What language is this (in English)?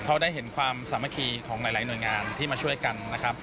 Thai